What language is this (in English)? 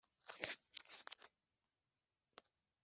Kinyarwanda